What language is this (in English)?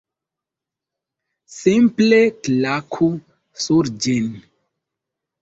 Esperanto